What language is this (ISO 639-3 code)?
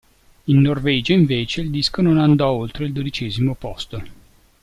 ita